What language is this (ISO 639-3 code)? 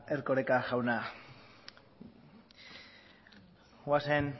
eus